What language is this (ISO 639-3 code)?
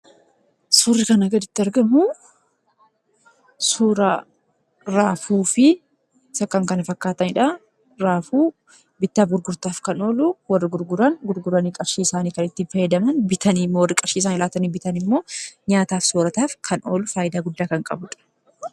orm